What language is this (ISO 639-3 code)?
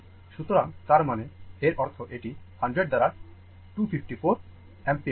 ben